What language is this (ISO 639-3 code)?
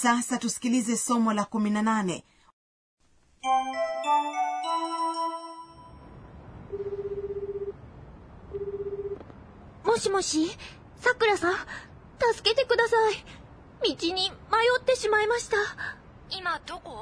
swa